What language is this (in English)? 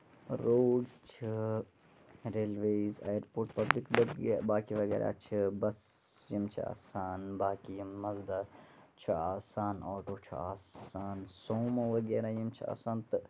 Kashmiri